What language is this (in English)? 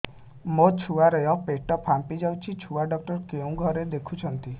Odia